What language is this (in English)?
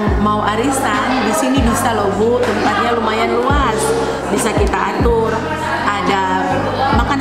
Indonesian